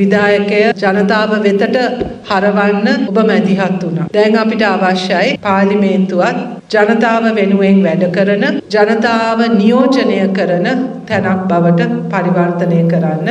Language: Indonesian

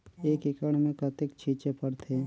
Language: Chhattisgarhi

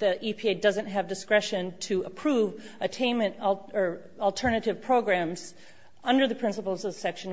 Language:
English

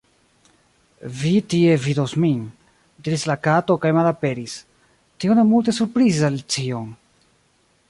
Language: Esperanto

